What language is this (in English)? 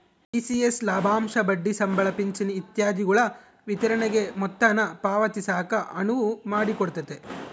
Kannada